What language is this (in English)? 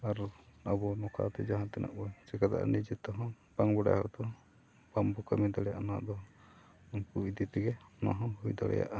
Santali